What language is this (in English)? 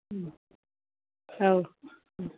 Bodo